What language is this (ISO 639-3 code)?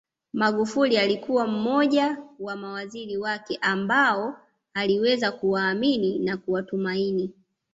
swa